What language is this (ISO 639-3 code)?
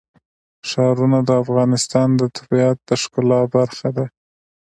pus